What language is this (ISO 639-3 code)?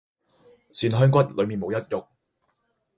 yue